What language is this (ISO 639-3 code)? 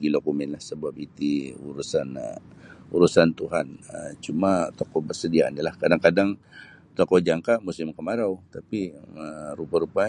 bsy